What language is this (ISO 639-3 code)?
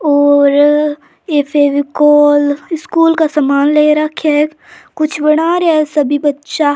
raj